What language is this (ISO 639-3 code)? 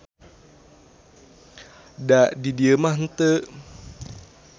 sun